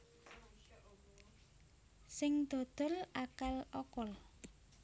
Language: Javanese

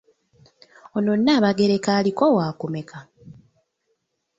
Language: Ganda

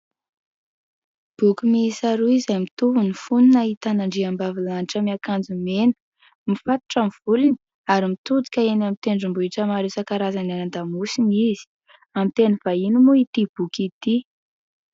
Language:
Malagasy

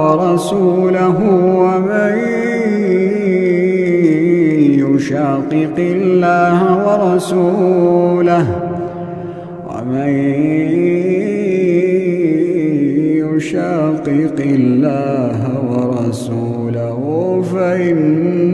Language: Arabic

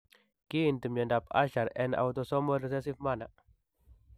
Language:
Kalenjin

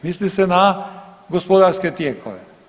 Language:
Croatian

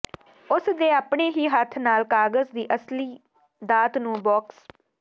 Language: Punjabi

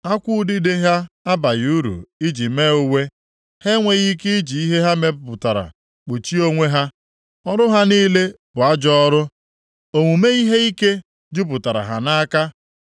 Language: Igbo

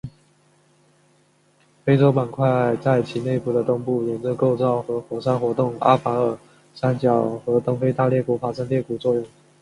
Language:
Chinese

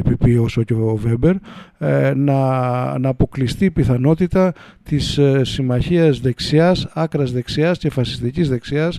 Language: Greek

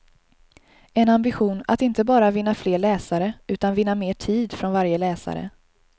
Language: Swedish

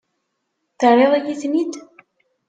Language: Kabyle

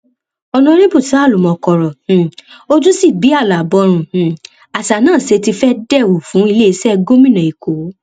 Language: Yoruba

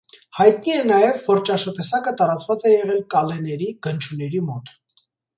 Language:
Armenian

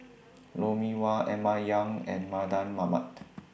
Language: English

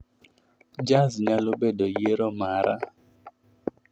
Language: Luo (Kenya and Tanzania)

